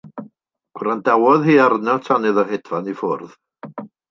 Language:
Welsh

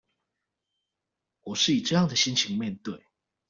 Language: Chinese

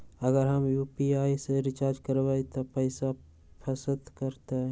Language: Magahi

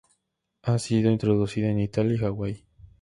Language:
Spanish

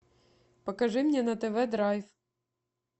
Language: Russian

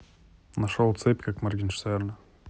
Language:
Russian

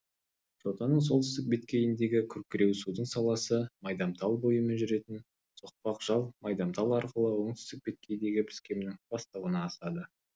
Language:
Kazakh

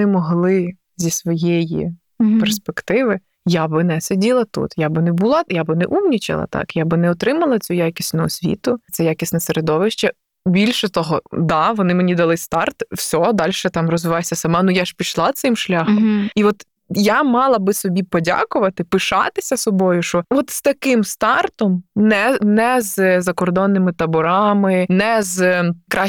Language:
Ukrainian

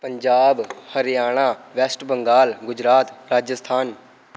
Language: Dogri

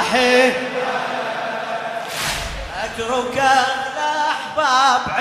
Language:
Arabic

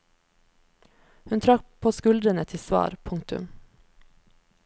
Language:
Norwegian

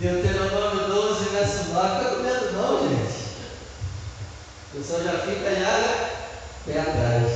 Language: Portuguese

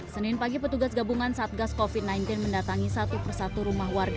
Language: Indonesian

